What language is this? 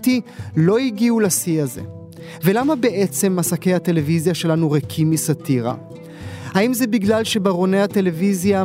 Hebrew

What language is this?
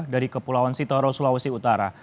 Indonesian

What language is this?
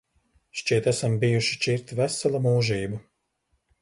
Latvian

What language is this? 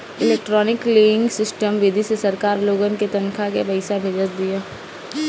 Bhojpuri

